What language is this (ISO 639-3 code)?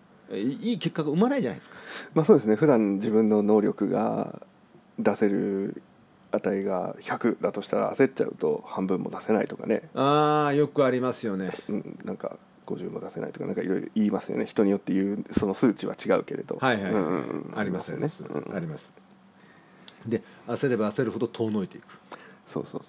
jpn